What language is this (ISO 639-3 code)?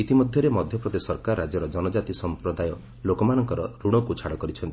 ori